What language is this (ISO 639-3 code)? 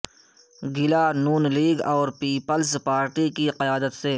urd